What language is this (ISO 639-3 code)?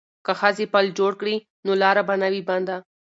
pus